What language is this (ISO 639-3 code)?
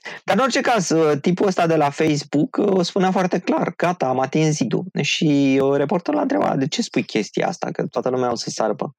ron